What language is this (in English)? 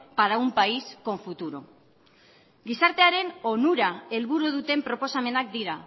Basque